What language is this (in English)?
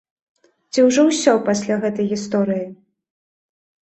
Belarusian